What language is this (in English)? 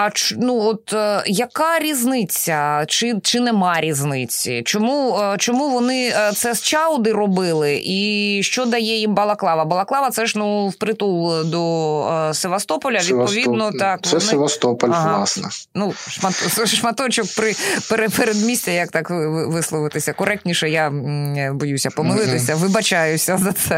Ukrainian